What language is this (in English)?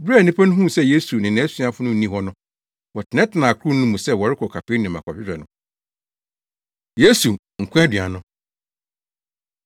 Akan